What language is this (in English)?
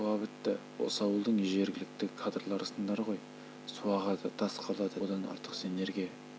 Kazakh